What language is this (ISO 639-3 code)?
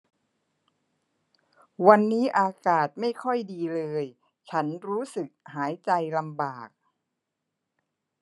tha